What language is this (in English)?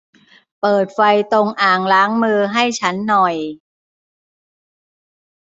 Thai